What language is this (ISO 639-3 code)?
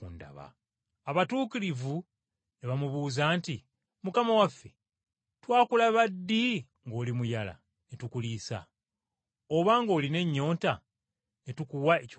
lug